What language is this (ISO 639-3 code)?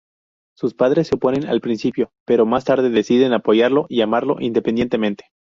spa